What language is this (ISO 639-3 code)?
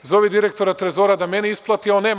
srp